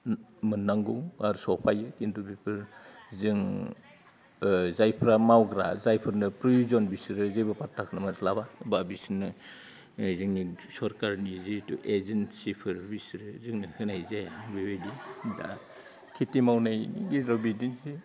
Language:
Bodo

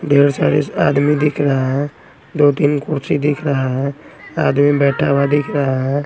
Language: Hindi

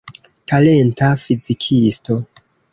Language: Esperanto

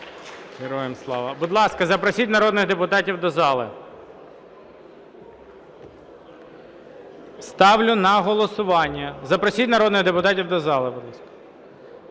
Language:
Ukrainian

